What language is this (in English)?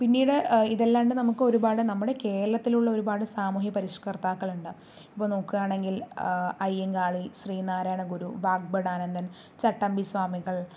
Malayalam